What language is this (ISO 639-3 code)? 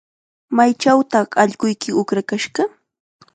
qxa